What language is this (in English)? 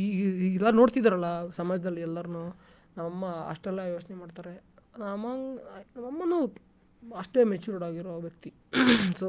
Kannada